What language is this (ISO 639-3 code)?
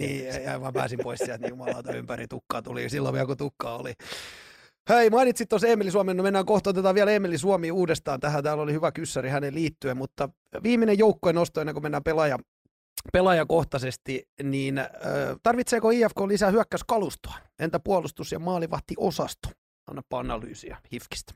fin